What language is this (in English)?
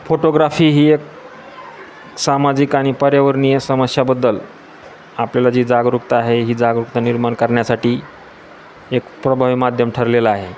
Marathi